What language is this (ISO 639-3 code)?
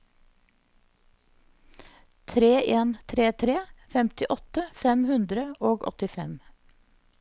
nor